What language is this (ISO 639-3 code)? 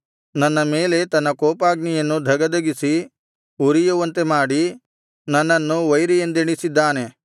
kan